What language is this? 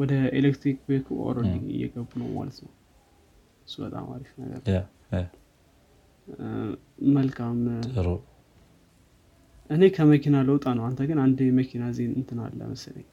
Amharic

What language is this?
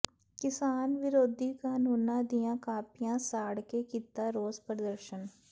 Punjabi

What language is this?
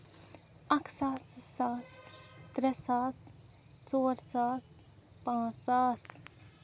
Kashmiri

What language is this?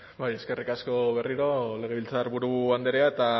Basque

